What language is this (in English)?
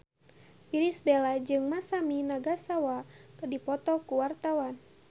Sundanese